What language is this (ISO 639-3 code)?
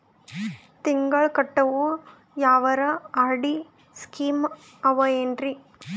kan